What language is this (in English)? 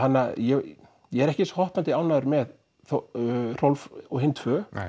Icelandic